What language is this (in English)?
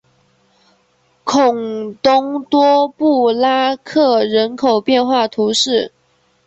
Chinese